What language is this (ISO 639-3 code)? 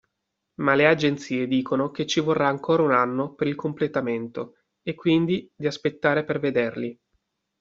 ita